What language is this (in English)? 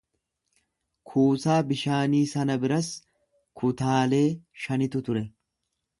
Oromo